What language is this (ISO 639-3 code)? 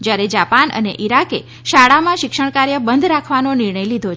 guj